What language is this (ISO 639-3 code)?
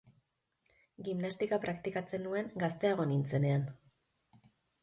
eus